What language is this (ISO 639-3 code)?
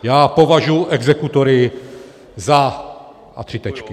ces